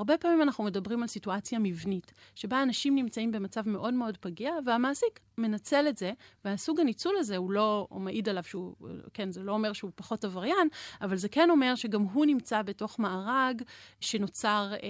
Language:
Hebrew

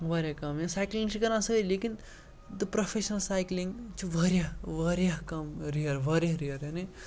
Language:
Kashmiri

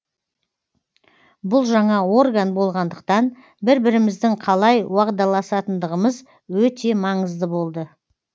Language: Kazakh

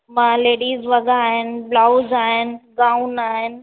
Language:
Sindhi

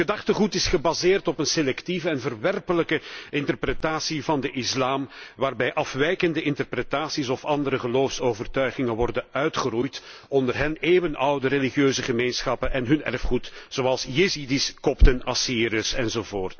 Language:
Dutch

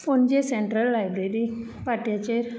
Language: Konkani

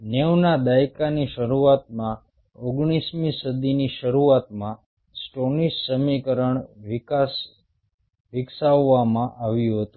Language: Gujarati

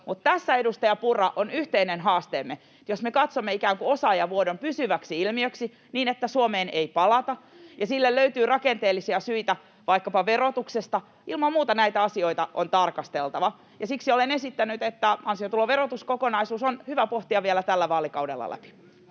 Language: Finnish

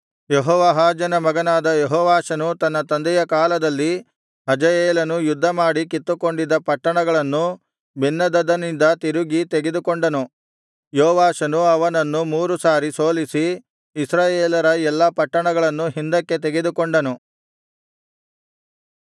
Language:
Kannada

